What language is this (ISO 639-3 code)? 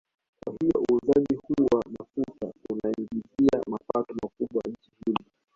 swa